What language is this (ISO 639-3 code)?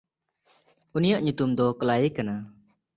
sat